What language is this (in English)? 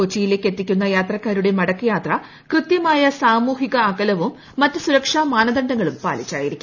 Malayalam